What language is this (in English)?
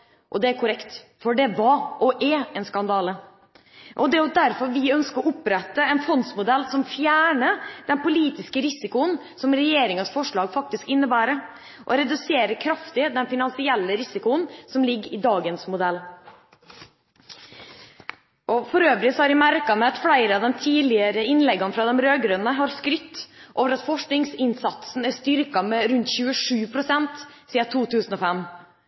Norwegian Bokmål